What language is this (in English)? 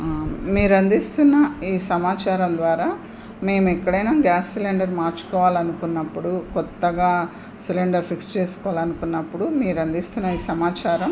Telugu